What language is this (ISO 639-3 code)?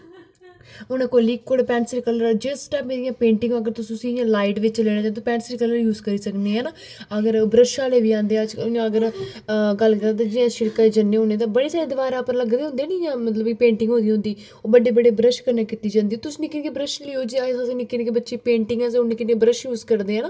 doi